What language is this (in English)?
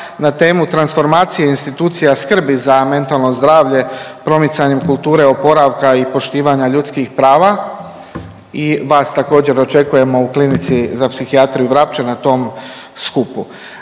Croatian